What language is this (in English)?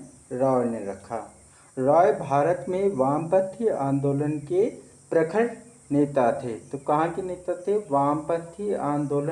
Hindi